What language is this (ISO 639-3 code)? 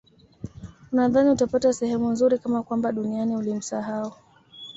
swa